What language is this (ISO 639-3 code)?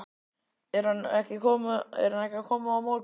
isl